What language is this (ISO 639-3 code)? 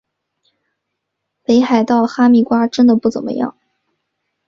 zho